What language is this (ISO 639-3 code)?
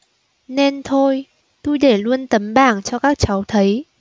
vie